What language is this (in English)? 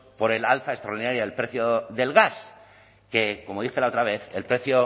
Spanish